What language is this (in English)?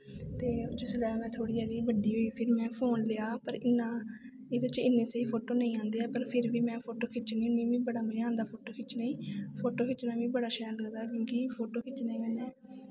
Dogri